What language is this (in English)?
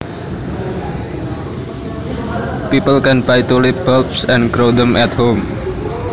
Javanese